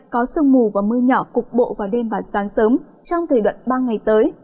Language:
Vietnamese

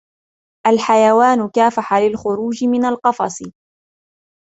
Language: Arabic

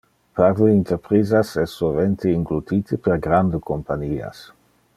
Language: Interlingua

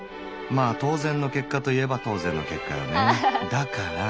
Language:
Japanese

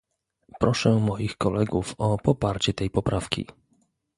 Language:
Polish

